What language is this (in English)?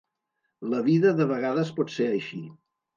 Catalan